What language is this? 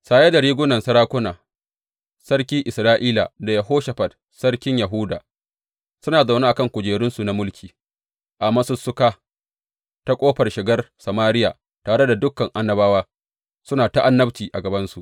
Hausa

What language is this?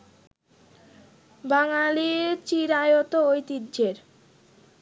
Bangla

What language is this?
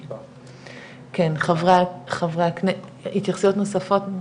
Hebrew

